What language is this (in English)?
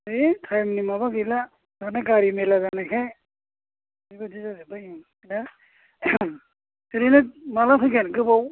Bodo